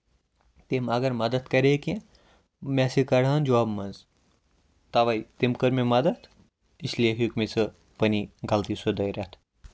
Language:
Kashmiri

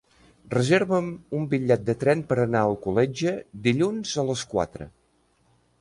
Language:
Catalan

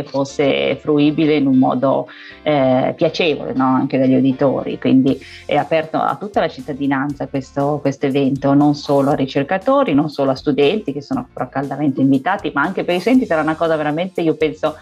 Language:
Italian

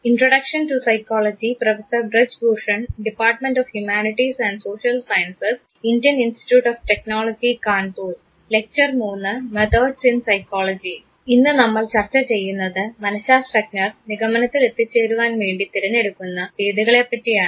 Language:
Malayalam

